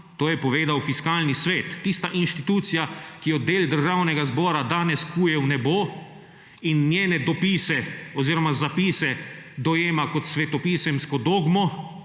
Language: Slovenian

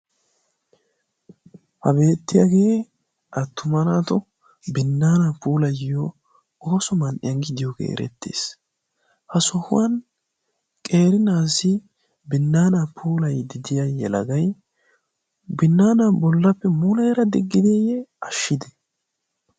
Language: Wolaytta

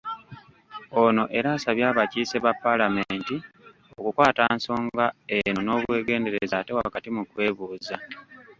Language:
Ganda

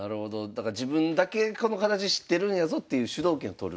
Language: Japanese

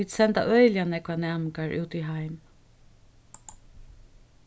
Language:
Faroese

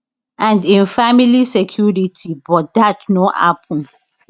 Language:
Nigerian Pidgin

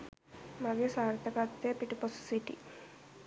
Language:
Sinhala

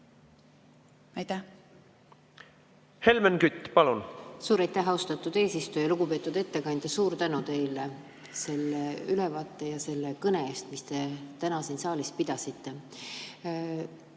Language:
Estonian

